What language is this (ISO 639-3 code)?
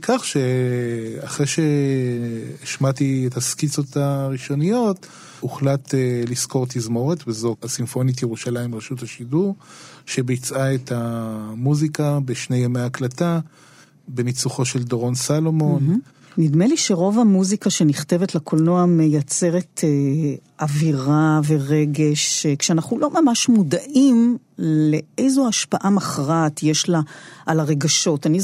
heb